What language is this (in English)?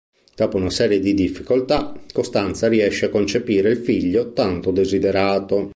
Italian